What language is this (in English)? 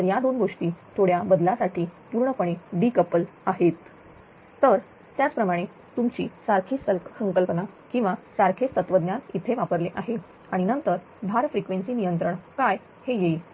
Marathi